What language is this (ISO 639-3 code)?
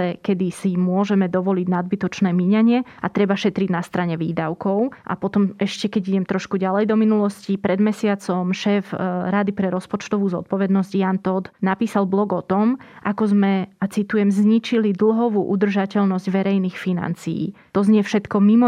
slk